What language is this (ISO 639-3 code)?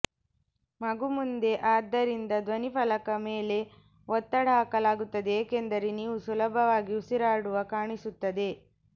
kan